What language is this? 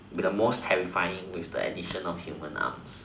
English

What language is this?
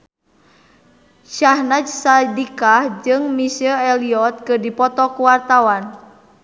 Sundanese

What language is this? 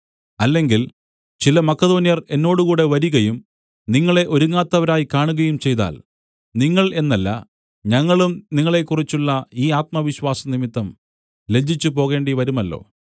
Malayalam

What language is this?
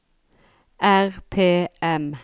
Norwegian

